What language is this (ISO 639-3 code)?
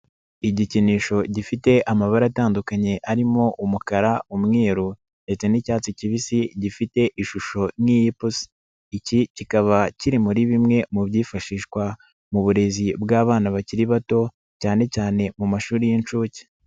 kin